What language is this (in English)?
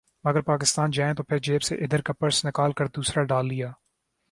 Urdu